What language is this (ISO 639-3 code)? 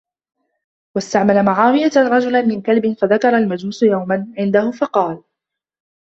ara